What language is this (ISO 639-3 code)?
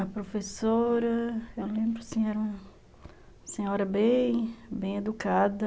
por